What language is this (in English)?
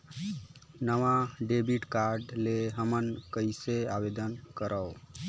Chhattisgarhi